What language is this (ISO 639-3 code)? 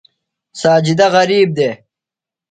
phl